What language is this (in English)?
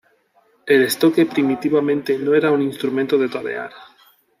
Spanish